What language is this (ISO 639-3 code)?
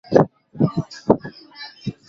swa